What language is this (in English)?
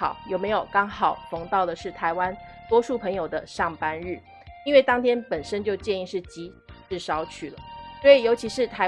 Chinese